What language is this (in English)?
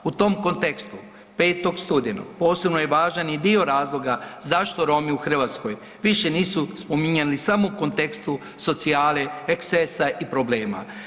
Croatian